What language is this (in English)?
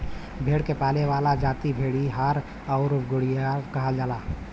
Bhojpuri